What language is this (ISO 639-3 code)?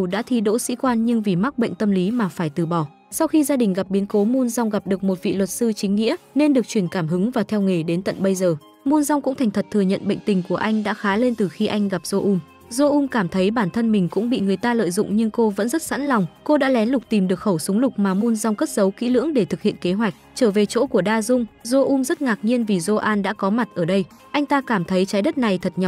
vie